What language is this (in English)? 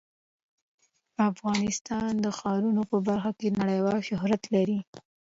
Pashto